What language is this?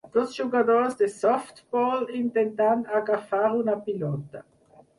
Catalan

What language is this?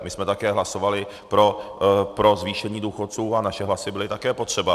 Czech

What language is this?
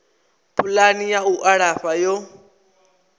Venda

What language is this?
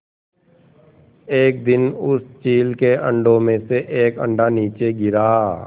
Hindi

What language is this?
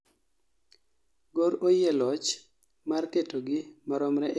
Luo (Kenya and Tanzania)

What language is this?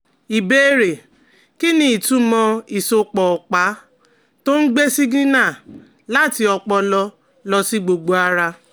Yoruba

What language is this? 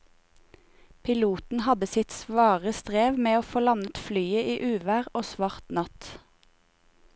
Norwegian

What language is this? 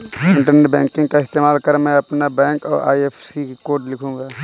Hindi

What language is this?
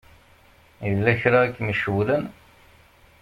Kabyle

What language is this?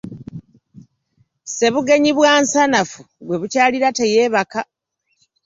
Ganda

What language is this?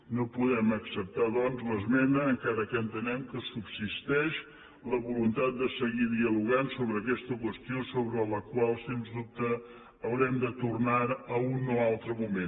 Catalan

